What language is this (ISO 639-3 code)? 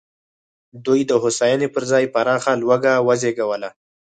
pus